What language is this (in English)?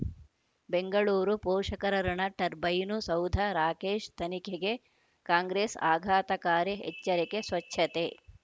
Kannada